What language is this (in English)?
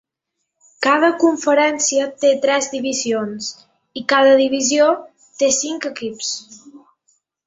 Catalan